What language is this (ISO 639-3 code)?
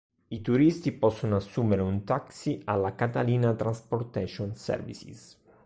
ita